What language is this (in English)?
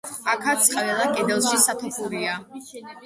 Georgian